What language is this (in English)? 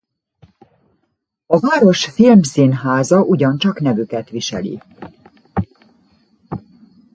Hungarian